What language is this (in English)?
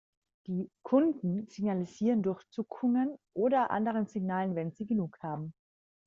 German